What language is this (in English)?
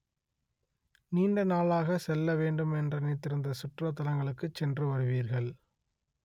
Tamil